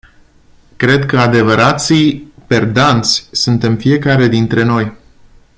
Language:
Romanian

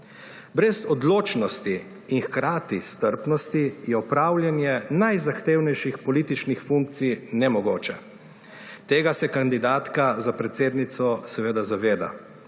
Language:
Slovenian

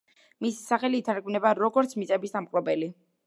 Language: Georgian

